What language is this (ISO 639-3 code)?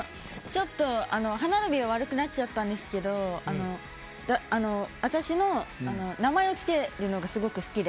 jpn